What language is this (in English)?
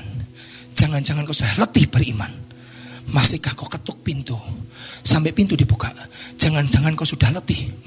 Indonesian